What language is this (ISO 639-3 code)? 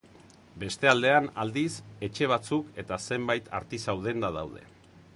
eus